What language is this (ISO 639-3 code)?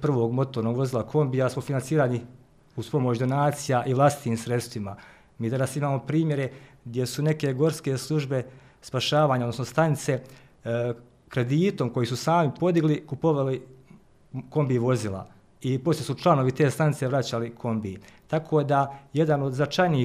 hrv